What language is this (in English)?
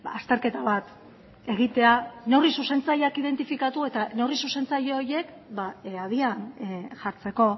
Basque